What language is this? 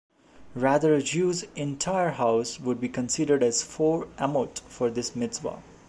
English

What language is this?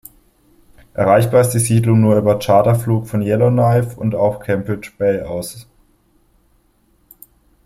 German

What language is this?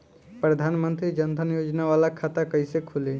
Bhojpuri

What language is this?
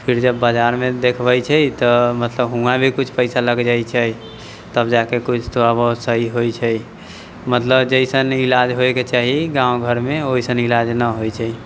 Maithili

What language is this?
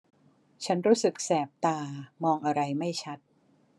Thai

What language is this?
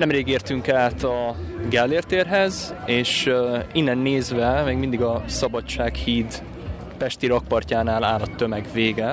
Hungarian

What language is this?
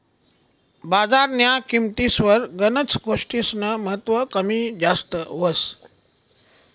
Marathi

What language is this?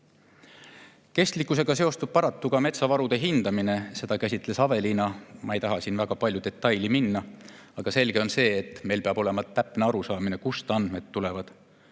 Estonian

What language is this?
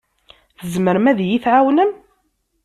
Kabyle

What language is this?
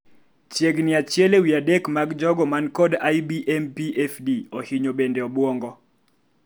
Luo (Kenya and Tanzania)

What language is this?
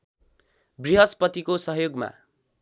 Nepali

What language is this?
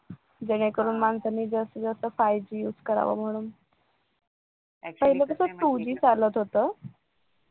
Marathi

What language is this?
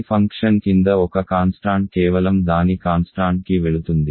Telugu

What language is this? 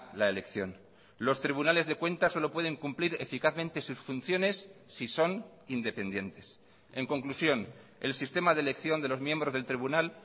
Spanish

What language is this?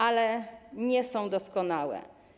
Polish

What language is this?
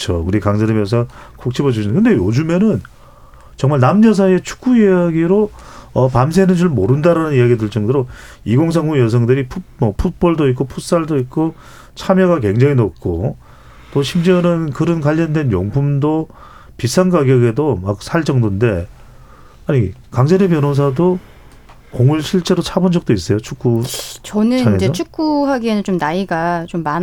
Korean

